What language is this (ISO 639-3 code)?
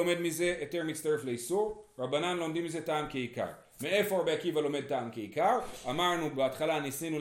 heb